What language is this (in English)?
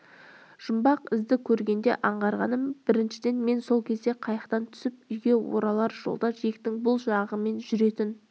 Kazakh